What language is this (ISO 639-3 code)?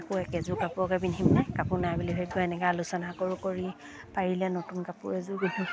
asm